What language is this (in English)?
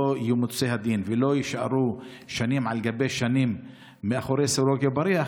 Hebrew